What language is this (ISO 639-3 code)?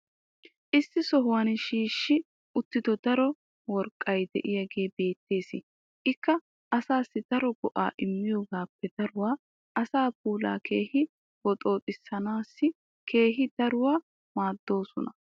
wal